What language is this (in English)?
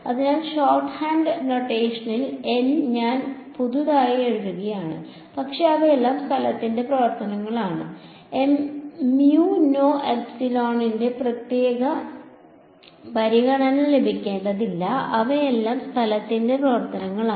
Malayalam